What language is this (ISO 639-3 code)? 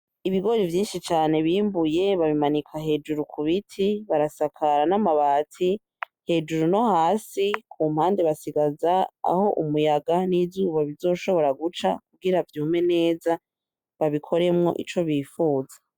run